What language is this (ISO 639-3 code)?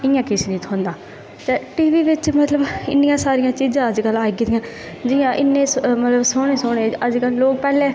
doi